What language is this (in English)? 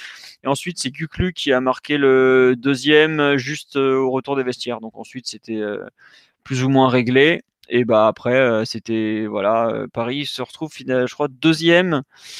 French